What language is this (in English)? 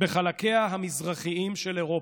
Hebrew